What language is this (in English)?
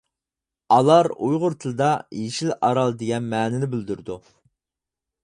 Uyghur